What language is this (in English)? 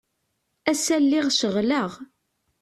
Kabyle